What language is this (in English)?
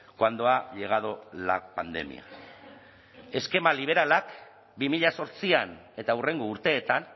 Basque